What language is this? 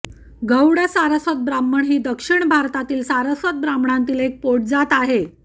Marathi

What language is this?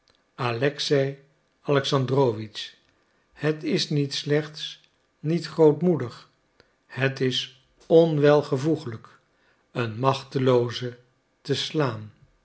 Dutch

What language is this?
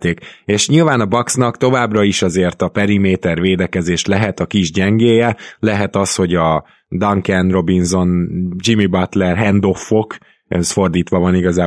Hungarian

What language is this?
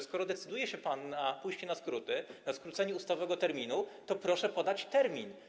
Polish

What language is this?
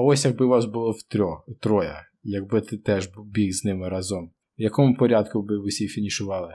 Ukrainian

